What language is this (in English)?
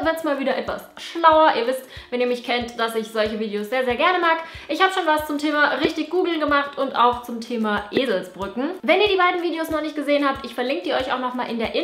German